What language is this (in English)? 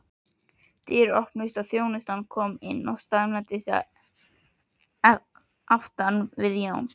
Icelandic